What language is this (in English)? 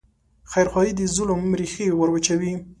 Pashto